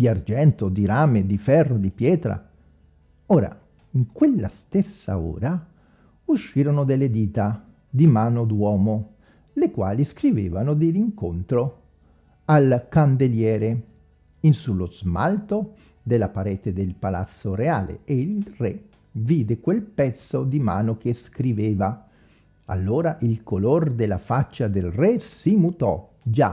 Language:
Italian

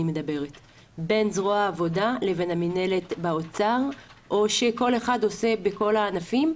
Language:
Hebrew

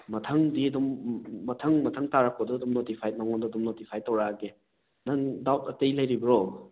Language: Manipuri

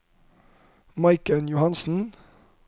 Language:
Norwegian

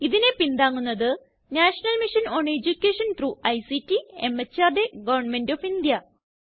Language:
Malayalam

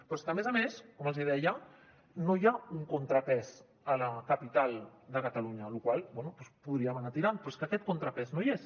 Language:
Catalan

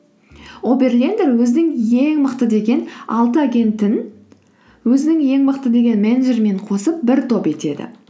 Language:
Kazakh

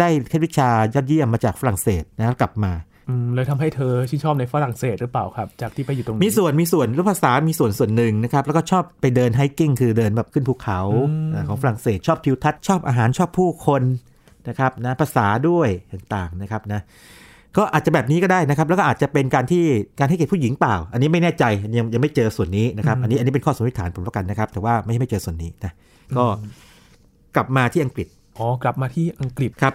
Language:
Thai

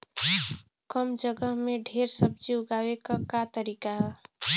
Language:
Bhojpuri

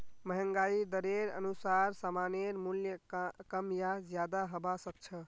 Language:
Magahi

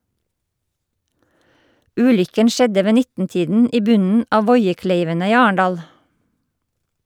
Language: Norwegian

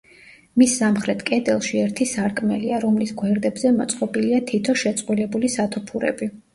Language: Georgian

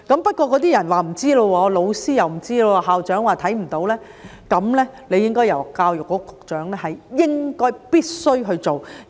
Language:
Cantonese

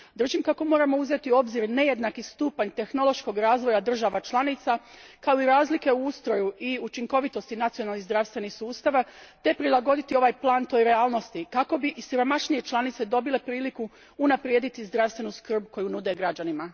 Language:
Croatian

